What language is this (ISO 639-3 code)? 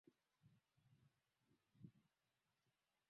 swa